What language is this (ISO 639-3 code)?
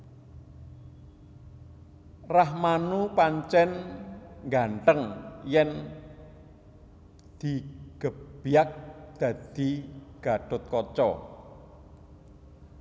jav